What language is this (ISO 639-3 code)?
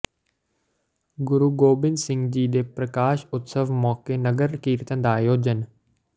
pan